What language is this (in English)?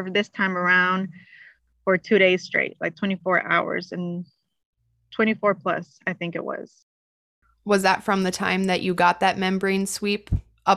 English